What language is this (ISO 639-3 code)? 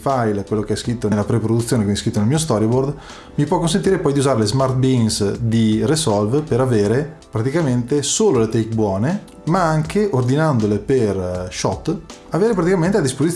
ita